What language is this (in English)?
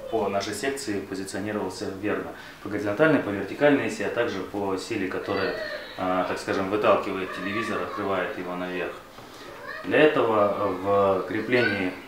Russian